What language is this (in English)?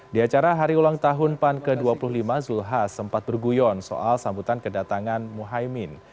Indonesian